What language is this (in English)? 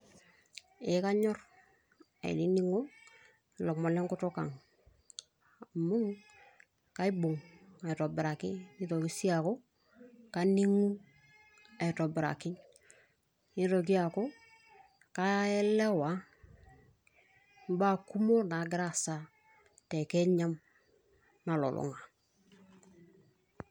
Masai